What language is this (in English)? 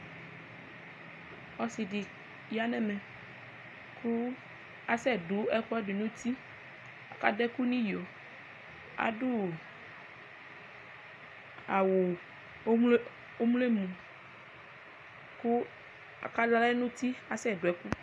Ikposo